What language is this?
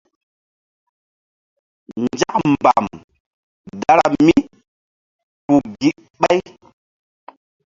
Mbum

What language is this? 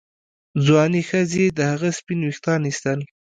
Pashto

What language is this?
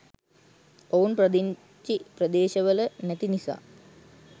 Sinhala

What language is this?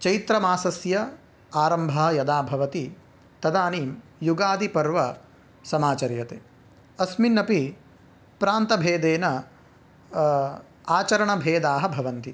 Sanskrit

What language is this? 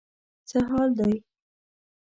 Pashto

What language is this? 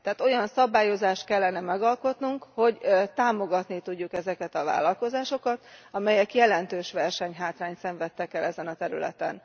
Hungarian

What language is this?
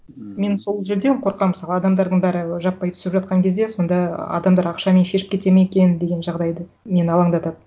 Kazakh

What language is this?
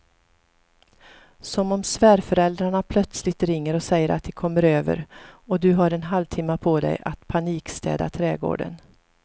Swedish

